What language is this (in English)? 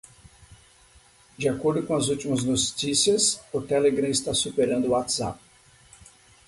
Portuguese